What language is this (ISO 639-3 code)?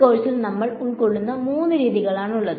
mal